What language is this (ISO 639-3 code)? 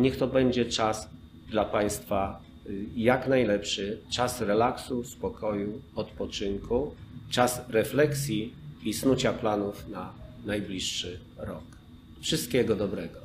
pol